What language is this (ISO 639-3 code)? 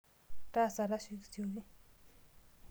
mas